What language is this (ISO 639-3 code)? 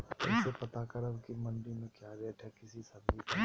mag